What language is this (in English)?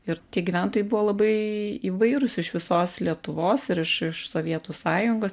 Lithuanian